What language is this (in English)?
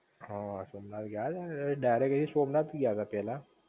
Gujarati